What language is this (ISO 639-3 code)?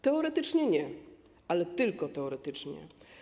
pol